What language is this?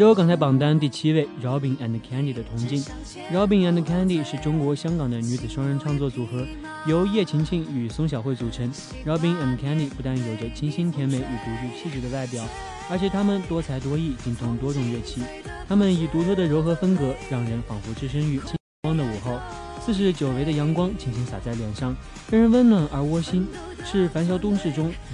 Chinese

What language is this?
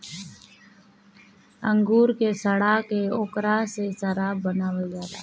Bhojpuri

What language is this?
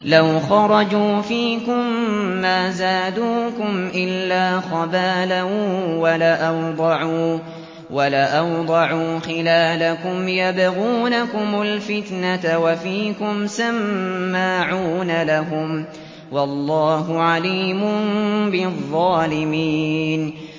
Arabic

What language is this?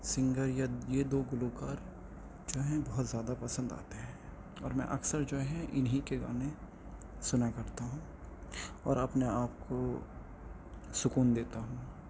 Urdu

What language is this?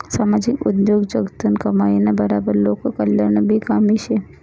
Marathi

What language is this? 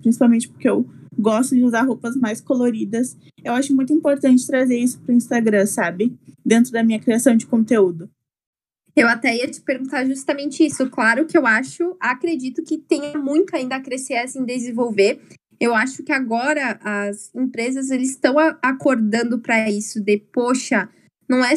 Portuguese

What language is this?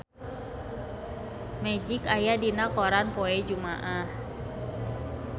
Sundanese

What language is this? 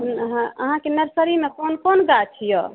Maithili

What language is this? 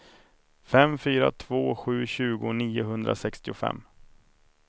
Swedish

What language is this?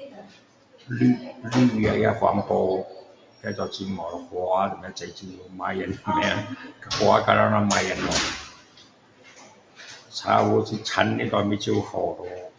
Min Dong Chinese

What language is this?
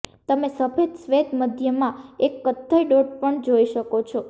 Gujarati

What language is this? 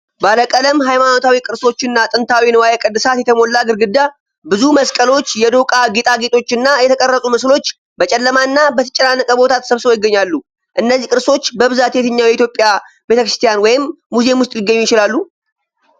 Amharic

